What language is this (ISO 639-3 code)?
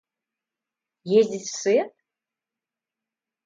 rus